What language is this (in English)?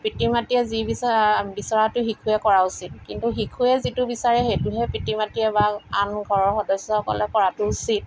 Assamese